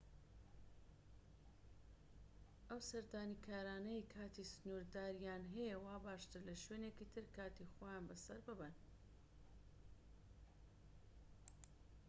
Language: Central Kurdish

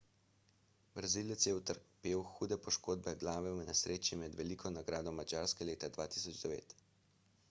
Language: Slovenian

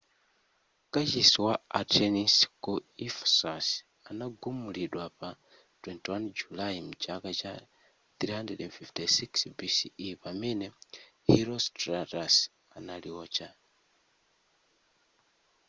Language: Nyanja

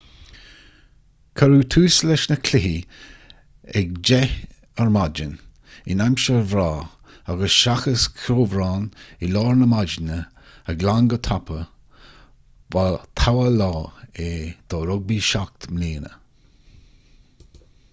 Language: Irish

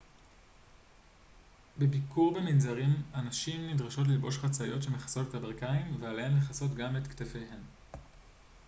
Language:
Hebrew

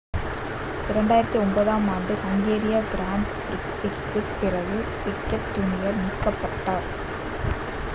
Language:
Tamil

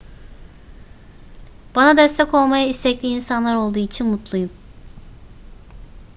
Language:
Turkish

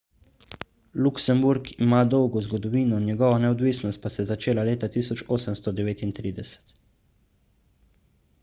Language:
Slovenian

